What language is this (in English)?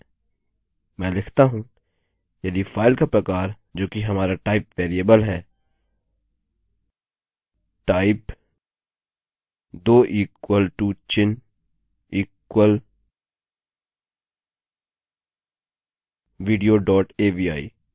Hindi